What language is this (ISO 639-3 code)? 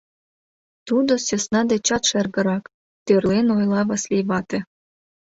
chm